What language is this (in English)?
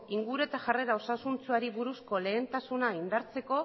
Basque